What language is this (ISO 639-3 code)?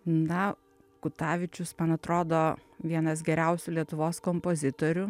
lit